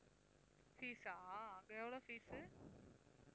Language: Tamil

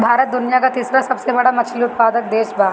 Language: Bhojpuri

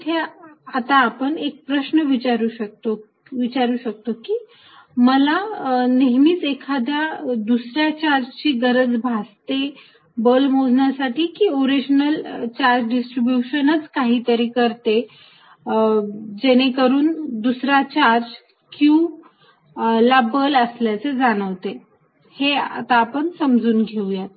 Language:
Marathi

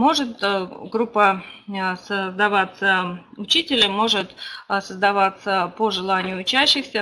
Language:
Russian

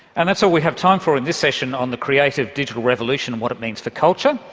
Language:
English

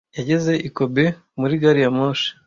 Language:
Kinyarwanda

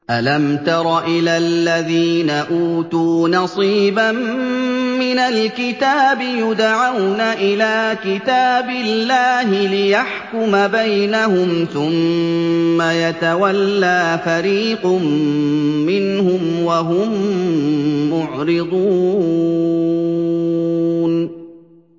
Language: Arabic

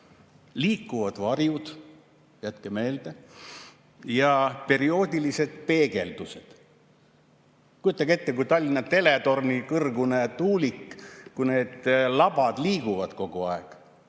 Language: Estonian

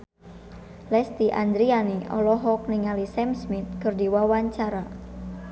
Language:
Sundanese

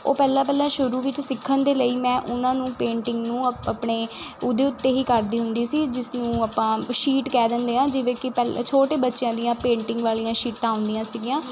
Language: Punjabi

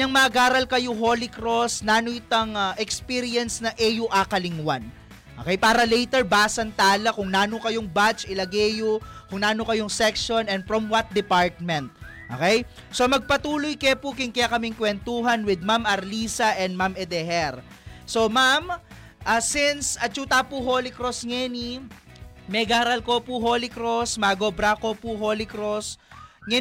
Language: Filipino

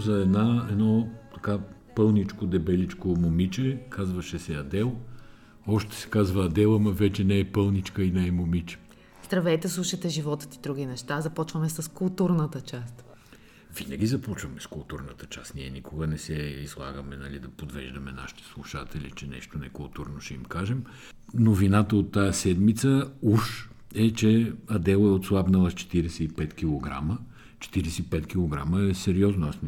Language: Bulgarian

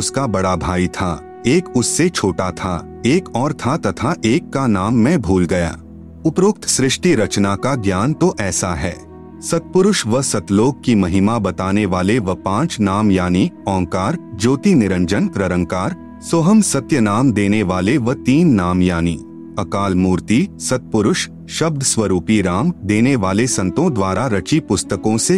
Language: Hindi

